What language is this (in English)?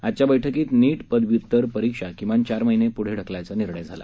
Marathi